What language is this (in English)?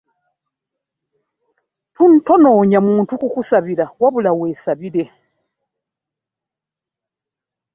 Ganda